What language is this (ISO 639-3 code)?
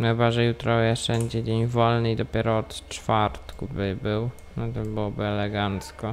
pol